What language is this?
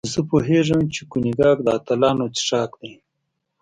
Pashto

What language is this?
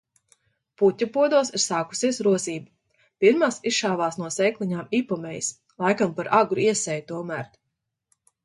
Latvian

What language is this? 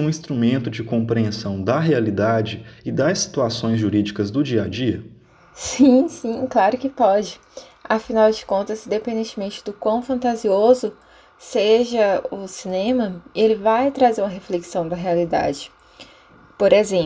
Portuguese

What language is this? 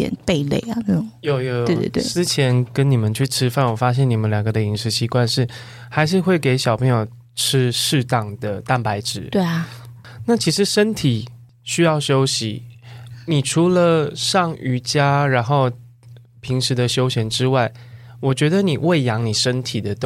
Chinese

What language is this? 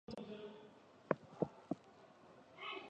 Chinese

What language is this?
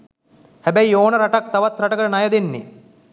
Sinhala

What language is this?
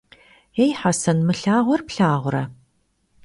Kabardian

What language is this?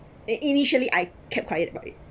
English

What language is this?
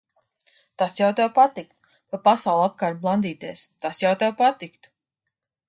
Latvian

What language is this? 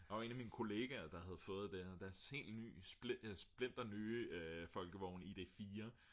Danish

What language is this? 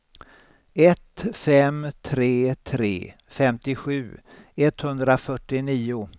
Swedish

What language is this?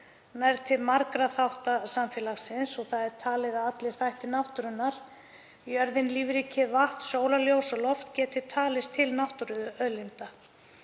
Icelandic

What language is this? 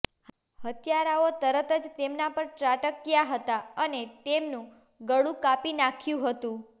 Gujarati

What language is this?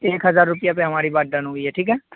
Urdu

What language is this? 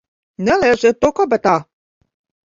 Latvian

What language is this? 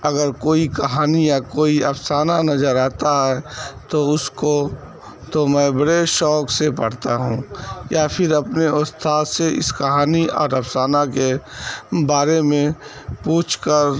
Urdu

